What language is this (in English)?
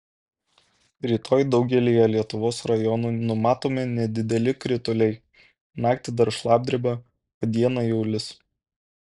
Lithuanian